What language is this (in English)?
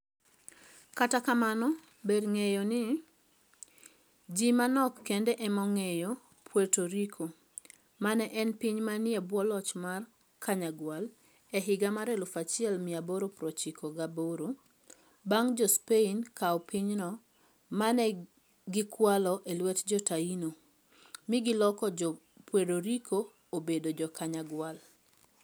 Luo (Kenya and Tanzania)